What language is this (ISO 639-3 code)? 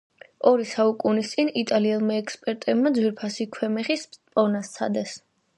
kat